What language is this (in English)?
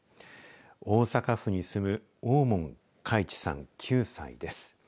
Japanese